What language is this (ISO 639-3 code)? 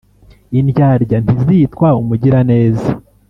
kin